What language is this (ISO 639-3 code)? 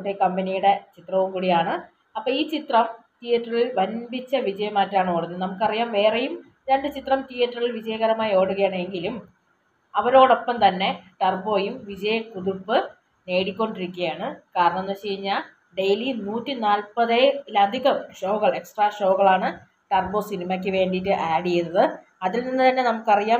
mal